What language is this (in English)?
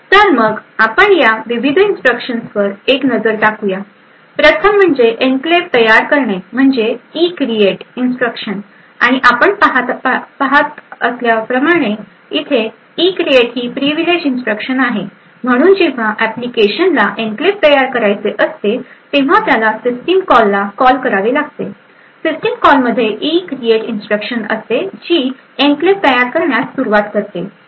Marathi